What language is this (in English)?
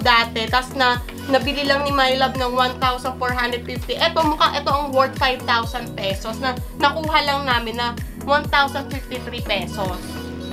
Filipino